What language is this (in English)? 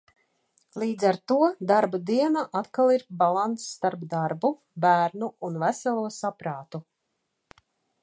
Latvian